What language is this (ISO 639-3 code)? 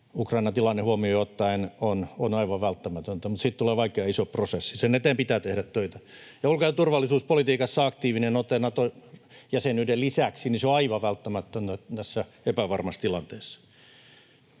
fin